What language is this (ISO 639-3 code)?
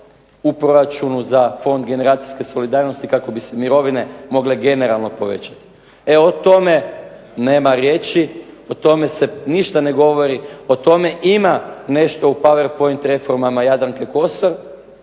hrv